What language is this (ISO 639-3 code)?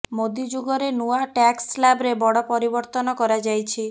ori